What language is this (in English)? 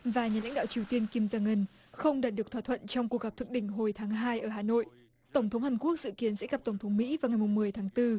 Vietnamese